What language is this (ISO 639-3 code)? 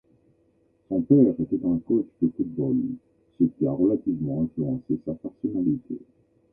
fra